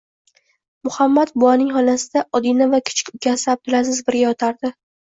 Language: Uzbek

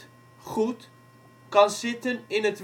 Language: Dutch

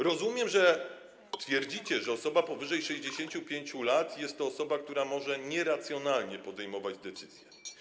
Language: Polish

